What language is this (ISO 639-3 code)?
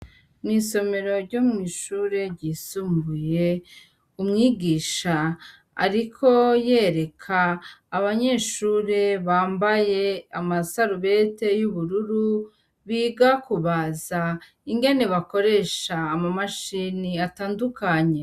run